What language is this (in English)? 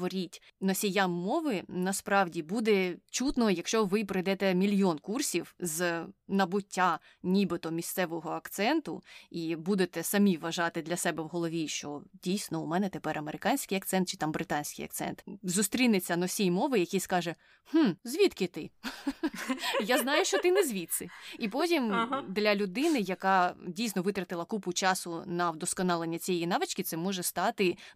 Ukrainian